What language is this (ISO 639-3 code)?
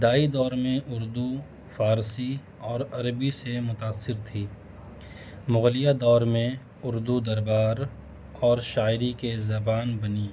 urd